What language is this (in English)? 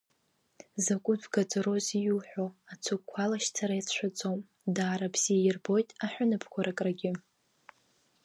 Abkhazian